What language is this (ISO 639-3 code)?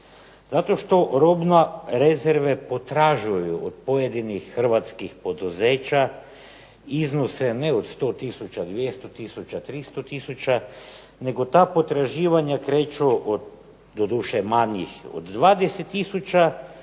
hrv